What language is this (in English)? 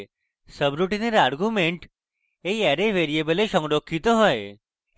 Bangla